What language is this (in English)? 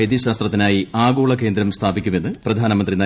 Malayalam